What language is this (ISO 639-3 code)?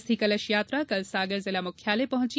hin